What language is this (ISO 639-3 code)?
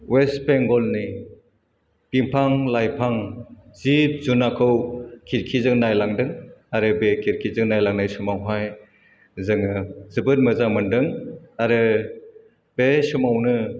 brx